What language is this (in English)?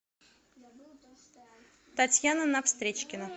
Russian